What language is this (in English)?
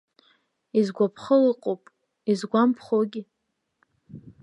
Abkhazian